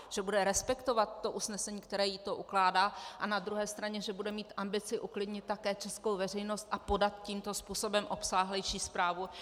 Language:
Czech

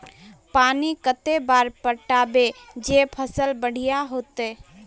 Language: Magahi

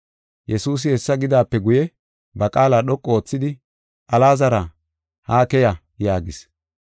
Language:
Gofa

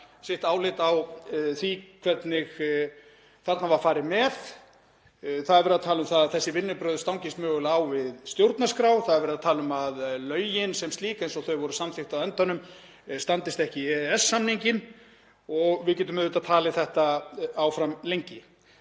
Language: Icelandic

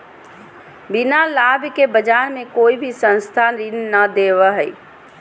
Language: Magahi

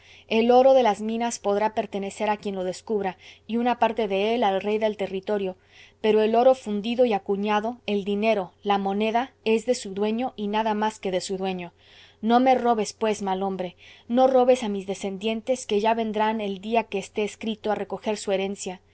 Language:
Spanish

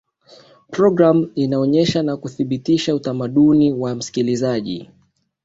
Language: Swahili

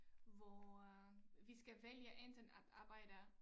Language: Danish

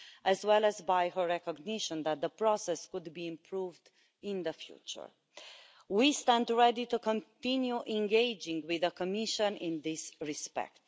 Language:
English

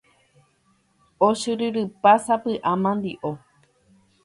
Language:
Guarani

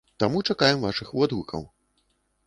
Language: Belarusian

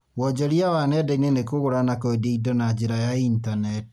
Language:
Kikuyu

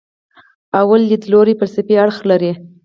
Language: Pashto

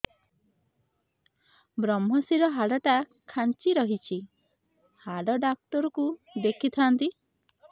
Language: Odia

